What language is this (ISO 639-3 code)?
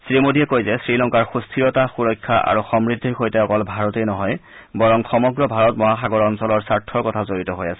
asm